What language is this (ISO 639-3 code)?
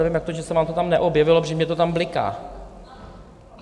ces